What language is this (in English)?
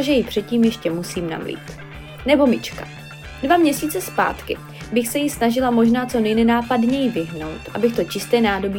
Czech